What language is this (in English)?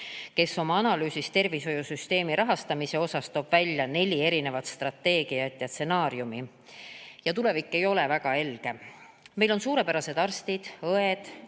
Estonian